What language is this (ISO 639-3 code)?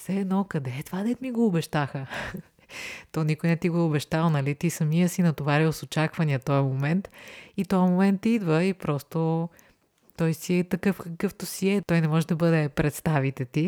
bul